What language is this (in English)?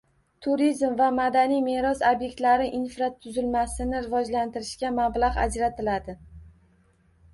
Uzbek